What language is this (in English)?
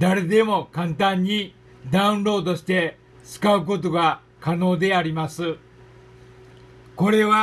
Japanese